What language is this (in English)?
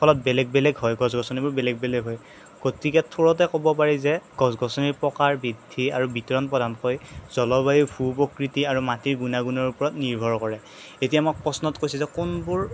Assamese